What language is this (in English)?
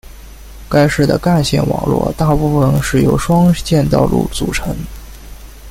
Chinese